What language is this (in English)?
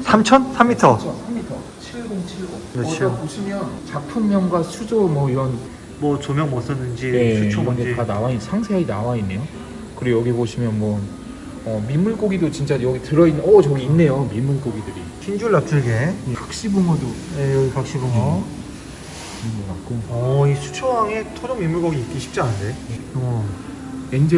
Korean